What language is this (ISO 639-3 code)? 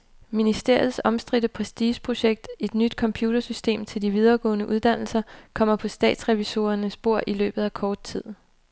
dan